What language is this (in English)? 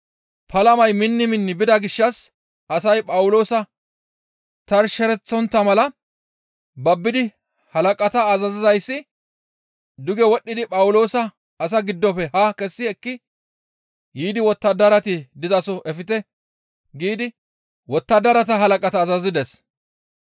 Gamo